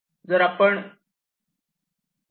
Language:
Marathi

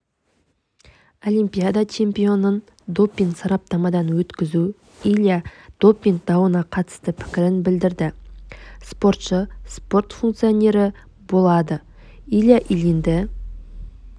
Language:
Kazakh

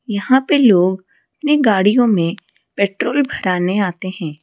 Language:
Hindi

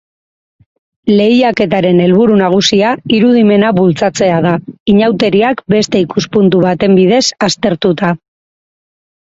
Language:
Basque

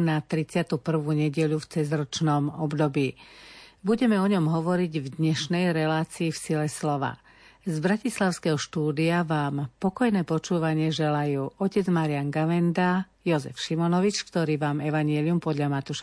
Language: Slovak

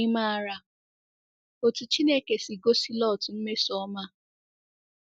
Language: Igbo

